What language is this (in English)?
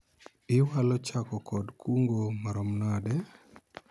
Luo (Kenya and Tanzania)